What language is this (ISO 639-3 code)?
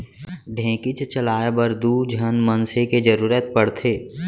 hne